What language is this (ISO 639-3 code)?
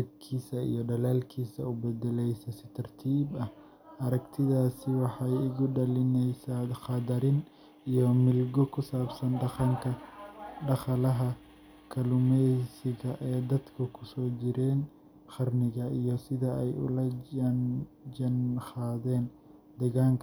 som